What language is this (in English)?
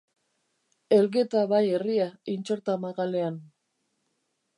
Basque